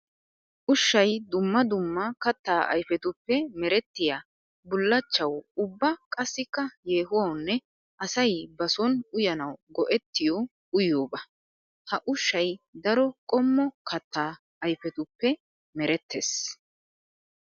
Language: Wolaytta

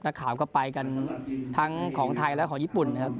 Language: Thai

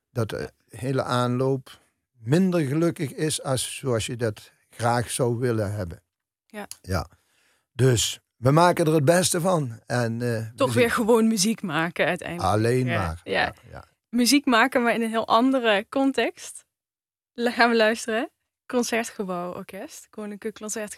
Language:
Dutch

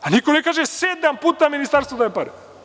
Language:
Serbian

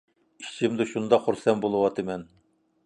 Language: Uyghur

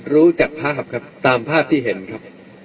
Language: Thai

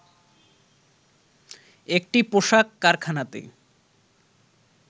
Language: Bangla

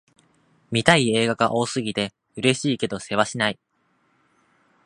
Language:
Japanese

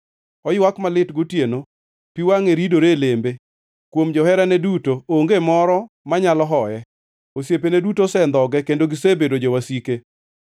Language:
Luo (Kenya and Tanzania)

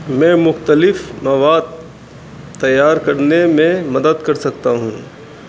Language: Urdu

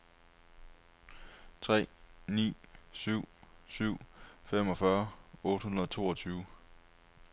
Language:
Danish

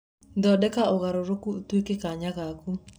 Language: Kikuyu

